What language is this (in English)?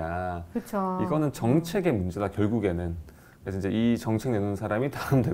Korean